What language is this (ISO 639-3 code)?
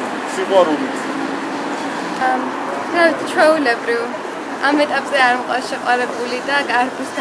ukr